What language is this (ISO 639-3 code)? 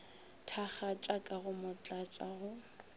nso